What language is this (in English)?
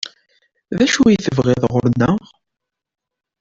Kabyle